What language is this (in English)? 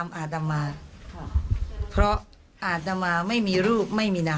Thai